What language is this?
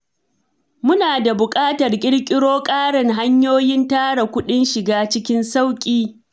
Hausa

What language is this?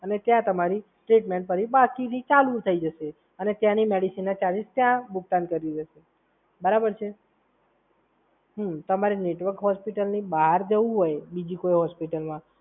Gujarati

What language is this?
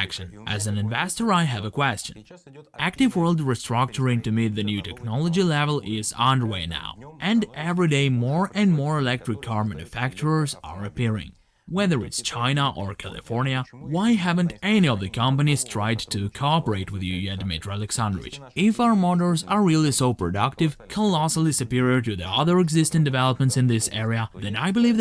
English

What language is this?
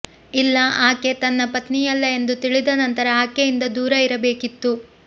Kannada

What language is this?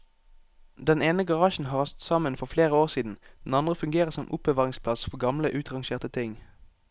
Norwegian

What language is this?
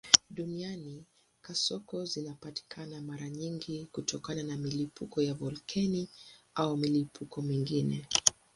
Swahili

